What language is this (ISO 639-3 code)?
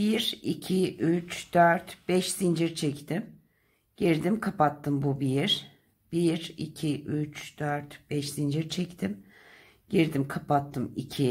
tur